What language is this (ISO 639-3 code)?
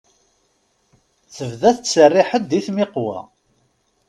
kab